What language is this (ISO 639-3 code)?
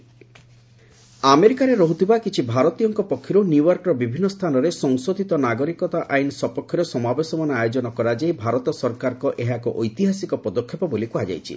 ori